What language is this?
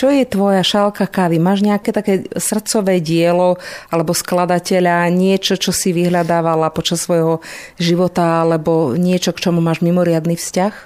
Slovak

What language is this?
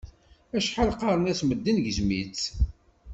Kabyle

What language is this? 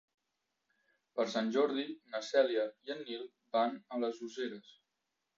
Catalan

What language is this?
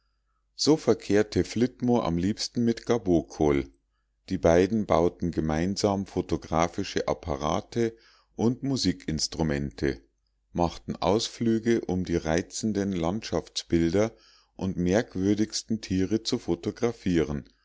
German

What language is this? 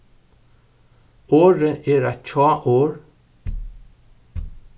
Faroese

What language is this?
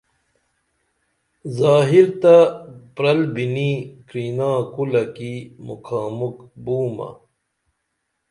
Dameli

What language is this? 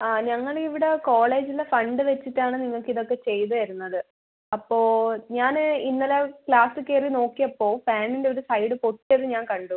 Malayalam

